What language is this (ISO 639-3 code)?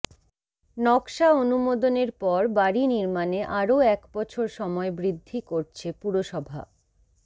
ben